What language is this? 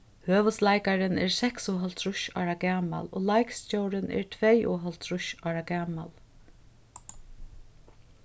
Faroese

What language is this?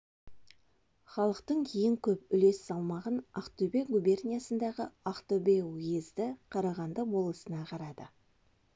Kazakh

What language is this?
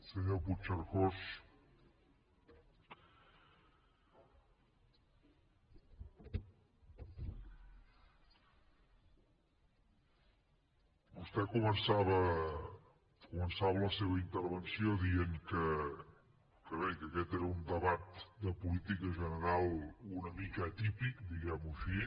Catalan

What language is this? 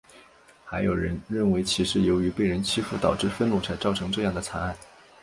Chinese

